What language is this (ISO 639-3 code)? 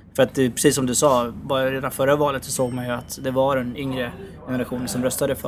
swe